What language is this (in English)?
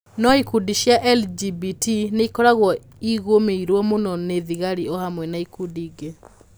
Kikuyu